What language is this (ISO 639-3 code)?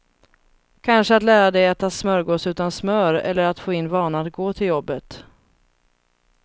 swe